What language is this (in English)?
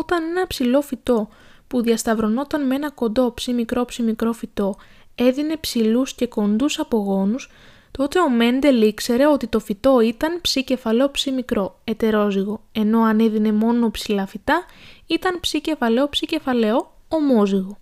Greek